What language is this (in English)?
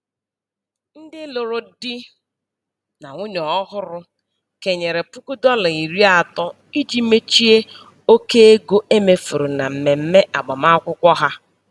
Igbo